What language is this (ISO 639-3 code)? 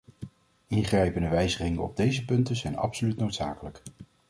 nld